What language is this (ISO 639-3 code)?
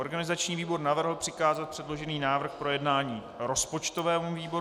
ces